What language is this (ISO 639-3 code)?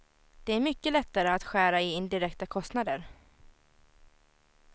swe